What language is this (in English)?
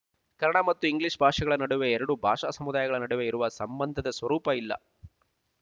Kannada